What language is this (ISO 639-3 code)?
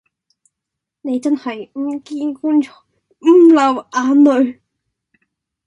yue